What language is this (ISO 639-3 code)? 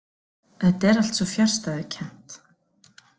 isl